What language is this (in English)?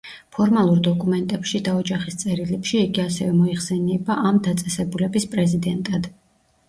Georgian